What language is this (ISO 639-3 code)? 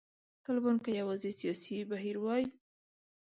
pus